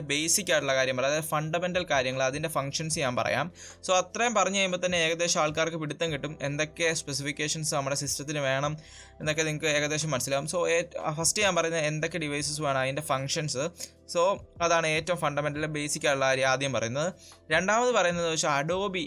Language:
Malayalam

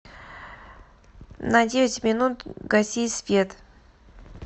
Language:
Russian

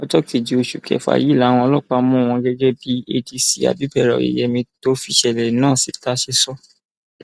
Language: Yoruba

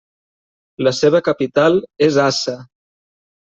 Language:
Catalan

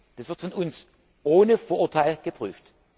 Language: German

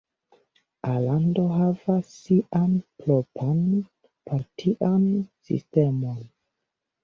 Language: Esperanto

